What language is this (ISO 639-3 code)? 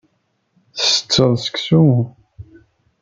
kab